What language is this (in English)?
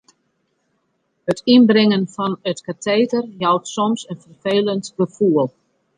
Western Frisian